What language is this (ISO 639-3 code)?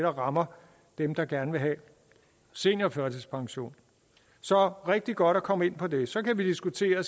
dan